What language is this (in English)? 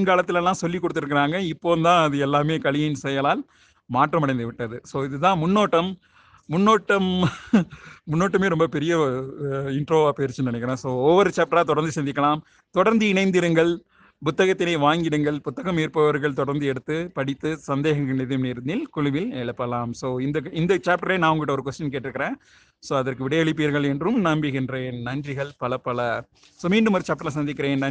Tamil